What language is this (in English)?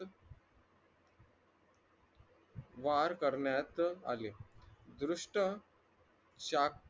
Marathi